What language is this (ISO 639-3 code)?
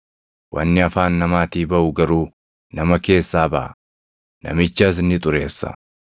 orm